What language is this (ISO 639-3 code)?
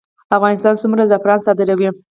pus